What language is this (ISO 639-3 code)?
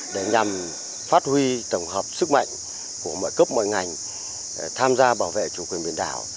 vie